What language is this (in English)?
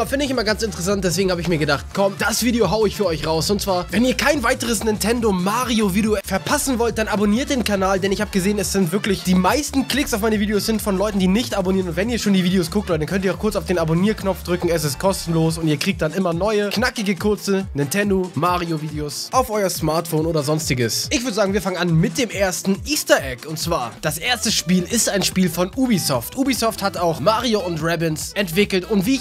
German